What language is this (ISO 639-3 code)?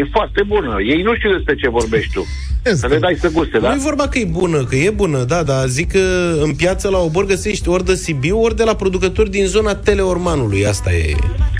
ron